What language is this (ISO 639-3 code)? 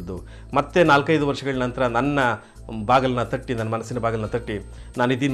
kan